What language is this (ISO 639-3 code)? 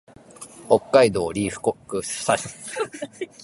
jpn